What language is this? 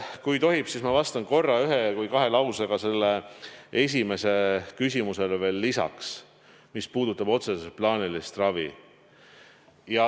Estonian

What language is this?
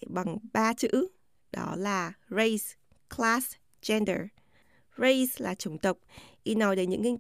Vietnamese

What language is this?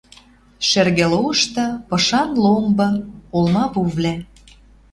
Western Mari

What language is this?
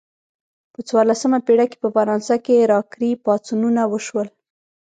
Pashto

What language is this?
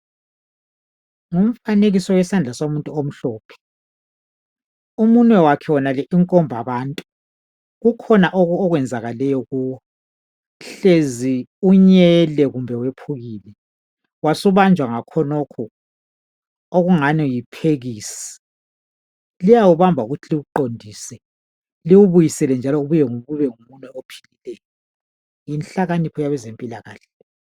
North Ndebele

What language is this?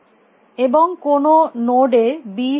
Bangla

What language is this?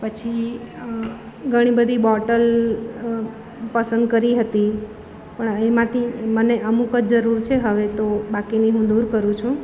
Gujarati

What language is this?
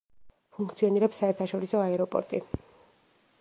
Georgian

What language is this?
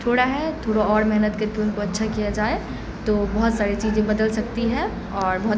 Urdu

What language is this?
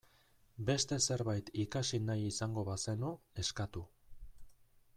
Basque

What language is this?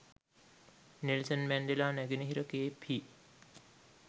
Sinhala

